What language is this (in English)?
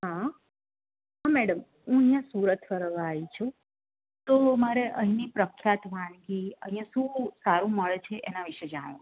Gujarati